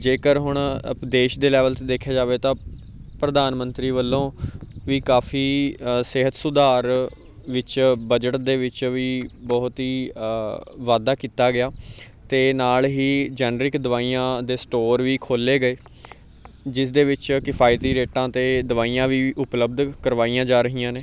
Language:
Punjabi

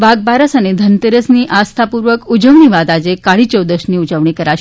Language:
Gujarati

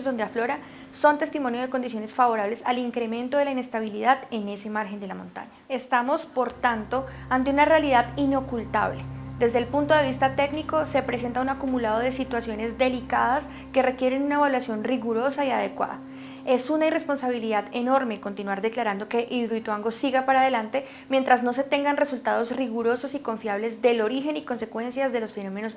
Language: Spanish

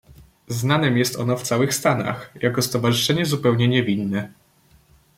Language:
Polish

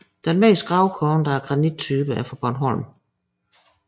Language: Danish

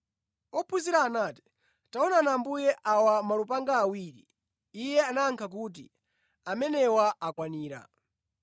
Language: Nyanja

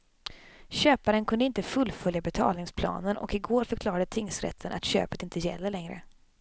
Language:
Swedish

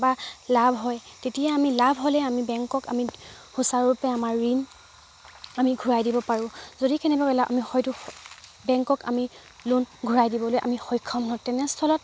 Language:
Assamese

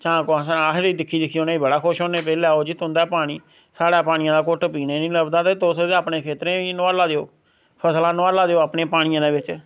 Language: Dogri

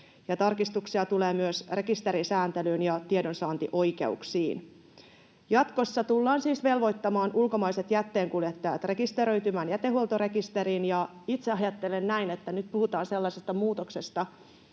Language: Finnish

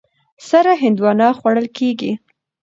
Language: Pashto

